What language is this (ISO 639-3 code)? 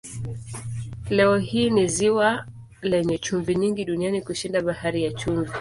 swa